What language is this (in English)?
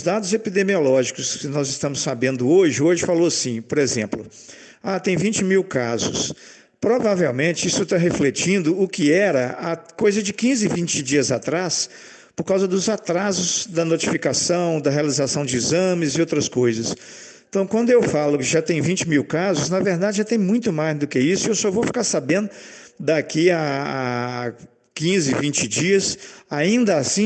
Portuguese